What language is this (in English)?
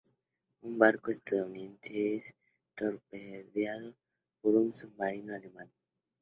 Spanish